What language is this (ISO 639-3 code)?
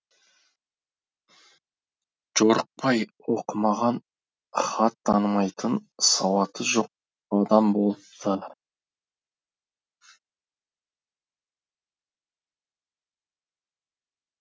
kaz